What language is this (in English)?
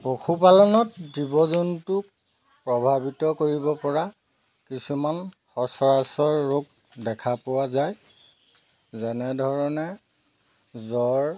Assamese